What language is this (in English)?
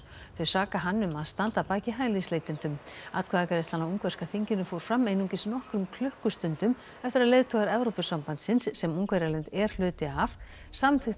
Icelandic